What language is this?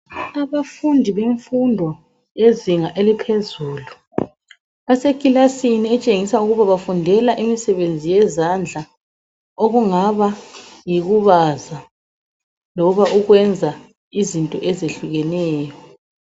North Ndebele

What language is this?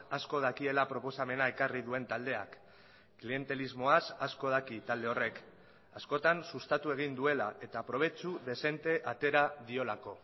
Basque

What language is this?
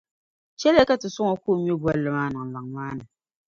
Dagbani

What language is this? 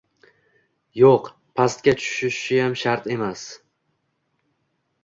Uzbek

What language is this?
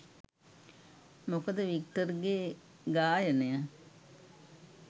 Sinhala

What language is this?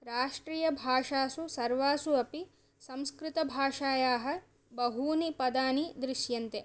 Sanskrit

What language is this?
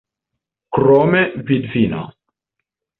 Esperanto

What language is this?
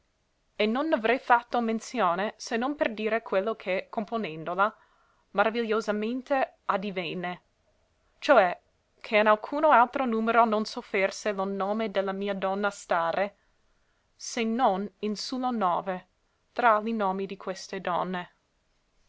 Italian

